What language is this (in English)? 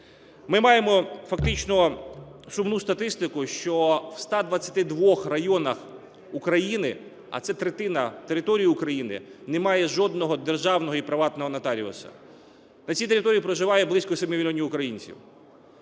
Ukrainian